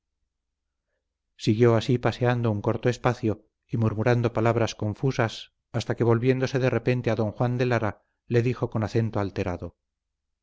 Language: Spanish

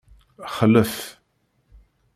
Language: Kabyle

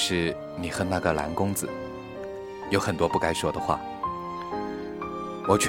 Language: Chinese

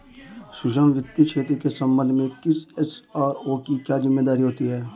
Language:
Hindi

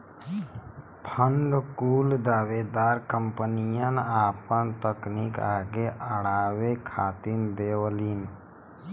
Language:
Bhojpuri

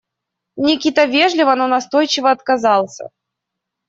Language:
Russian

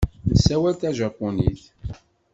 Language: Kabyle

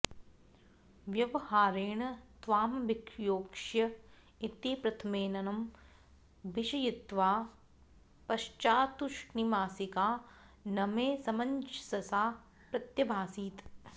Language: Sanskrit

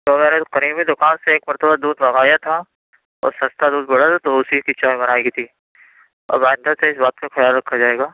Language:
Urdu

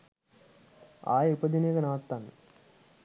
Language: Sinhala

